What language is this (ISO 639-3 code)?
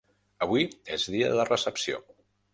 cat